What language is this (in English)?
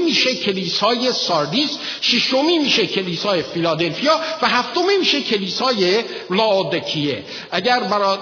Persian